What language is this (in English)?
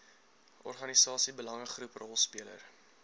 Afrikaans